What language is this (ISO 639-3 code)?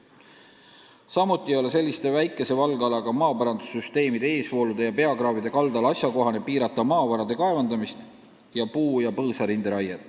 est